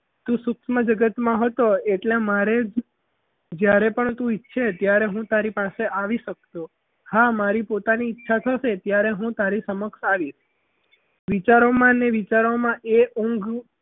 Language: Gujarati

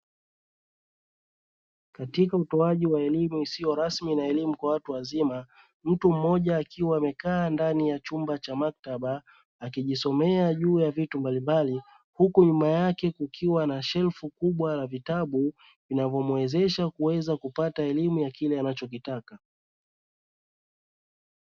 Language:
Swahili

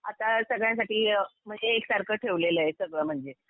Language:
Marathi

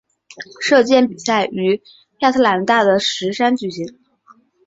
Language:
Chinese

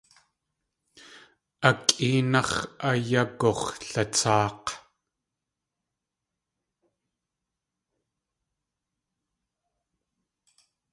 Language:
Tlingit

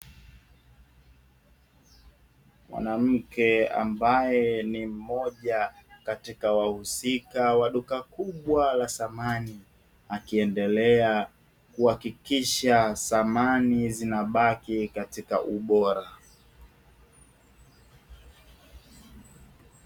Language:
Swahili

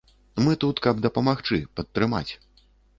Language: Belarusian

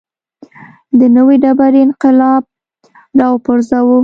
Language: Pashto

